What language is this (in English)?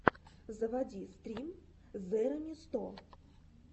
Russian